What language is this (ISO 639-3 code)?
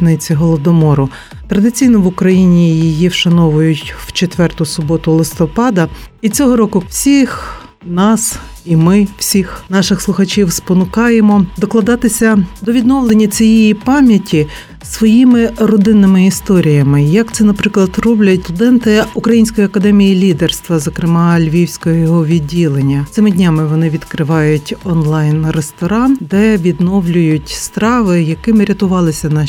ukr